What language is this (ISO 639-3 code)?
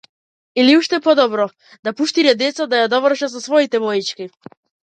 mkd